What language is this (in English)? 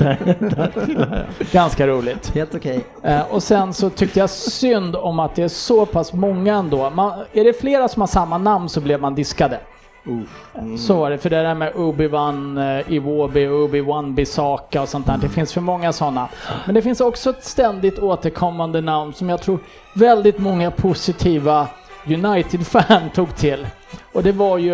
Swedish